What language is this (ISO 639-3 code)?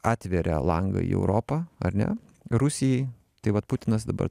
lit